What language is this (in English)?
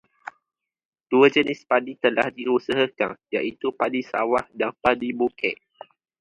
Malay